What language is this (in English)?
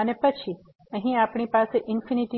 Gujarati